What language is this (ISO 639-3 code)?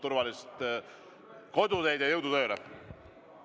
est